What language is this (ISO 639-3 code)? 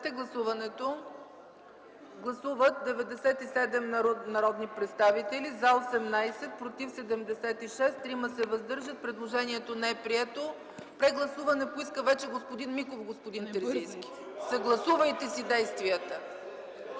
bul